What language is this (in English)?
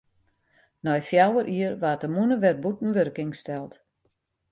Western Frisian